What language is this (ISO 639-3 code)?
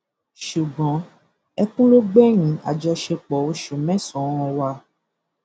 yor